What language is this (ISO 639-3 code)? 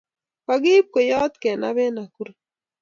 kln